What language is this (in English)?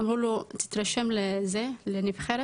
Hebrew